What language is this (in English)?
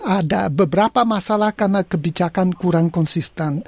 Indonesian